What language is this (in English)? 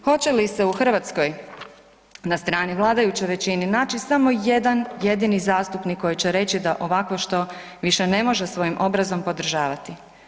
Croatian